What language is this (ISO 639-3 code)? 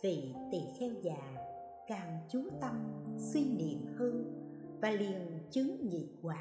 vie